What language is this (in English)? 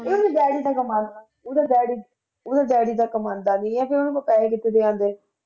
Punjabi